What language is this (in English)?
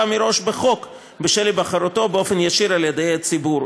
Hebrew